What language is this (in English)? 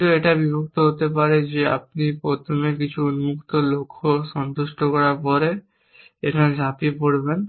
Bangla